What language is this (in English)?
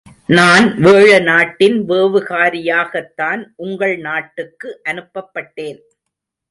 Tamil